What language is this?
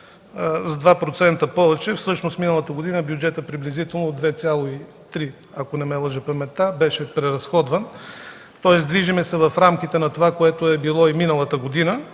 Bulgarian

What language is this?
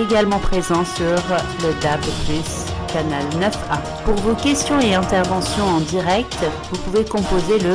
French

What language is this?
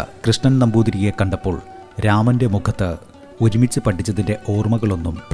Malayalam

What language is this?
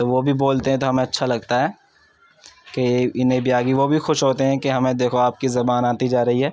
Urdu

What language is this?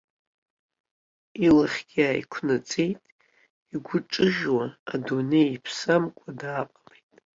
Abkhazian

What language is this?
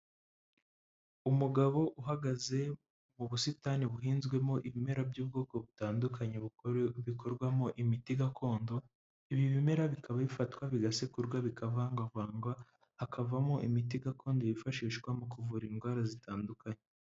Kinyarwanda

